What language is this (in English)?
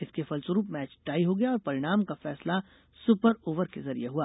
Hindi